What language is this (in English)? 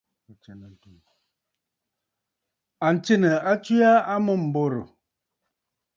Bafut